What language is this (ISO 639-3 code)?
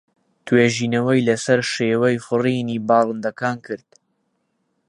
ckb